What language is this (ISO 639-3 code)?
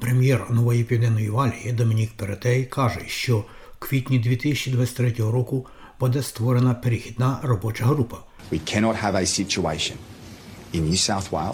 ukr